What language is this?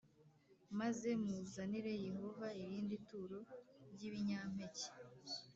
Kinyarwanda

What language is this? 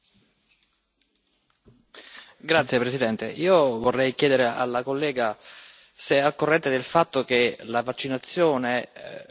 Italian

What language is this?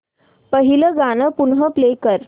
Marathi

